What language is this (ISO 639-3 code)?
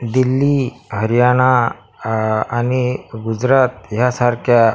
mar